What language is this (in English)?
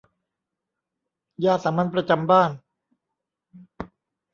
Thai